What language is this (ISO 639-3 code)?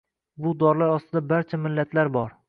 uzb